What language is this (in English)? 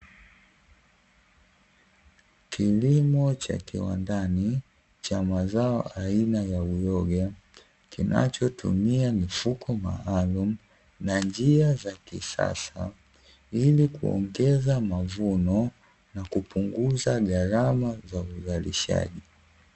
Swahili